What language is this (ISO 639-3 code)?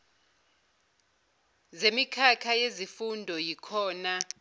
zul